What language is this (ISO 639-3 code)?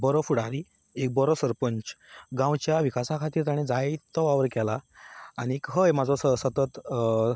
kok